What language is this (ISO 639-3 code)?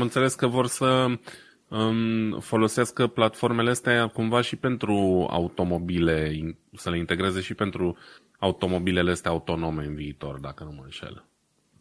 ron